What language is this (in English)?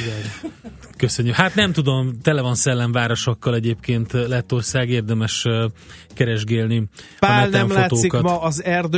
Hungarian